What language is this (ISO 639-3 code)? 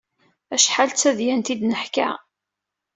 kab